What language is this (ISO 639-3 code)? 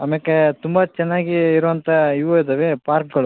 kan